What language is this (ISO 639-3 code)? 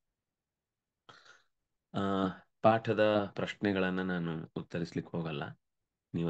kan